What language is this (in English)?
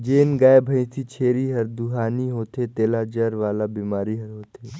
Chhattisgarhi